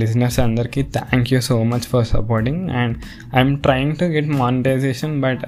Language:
Telugu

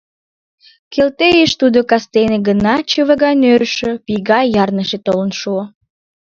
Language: Mari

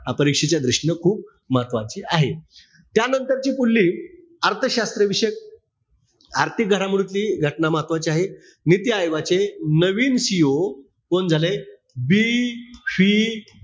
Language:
Marathi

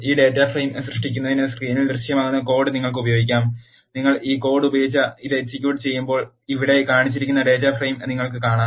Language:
Malayalam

